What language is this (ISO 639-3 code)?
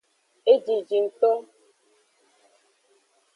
ajg